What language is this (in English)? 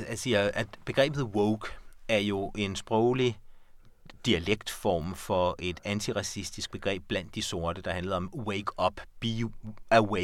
Danish